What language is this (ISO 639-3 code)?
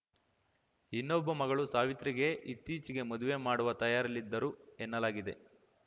kan